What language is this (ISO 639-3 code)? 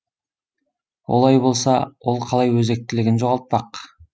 kaz